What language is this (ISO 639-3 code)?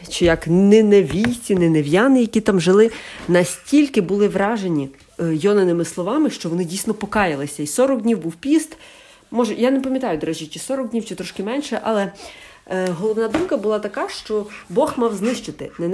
ukr